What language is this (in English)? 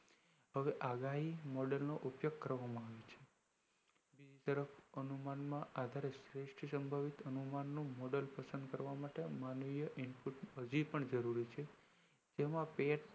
Gujarati